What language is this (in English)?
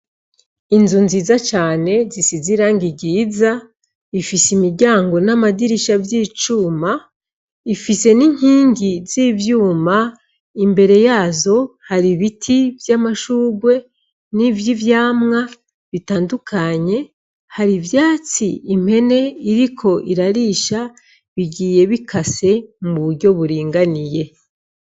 Rundi